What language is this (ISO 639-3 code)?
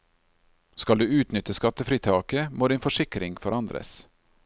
nor